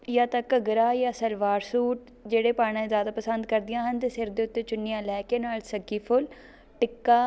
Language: Punjabi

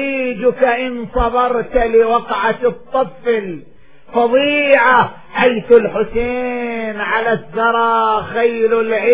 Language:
Arabic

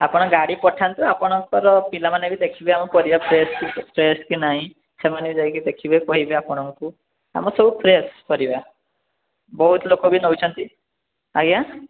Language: Odia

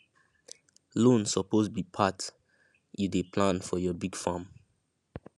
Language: Nigerian Pidgin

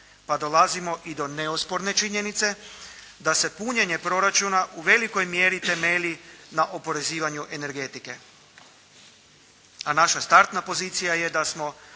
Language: Croatian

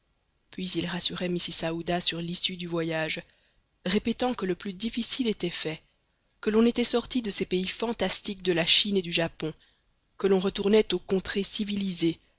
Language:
French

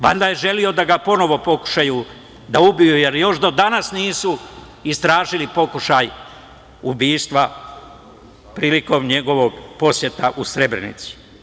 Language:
Serbian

